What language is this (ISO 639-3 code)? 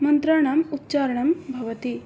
san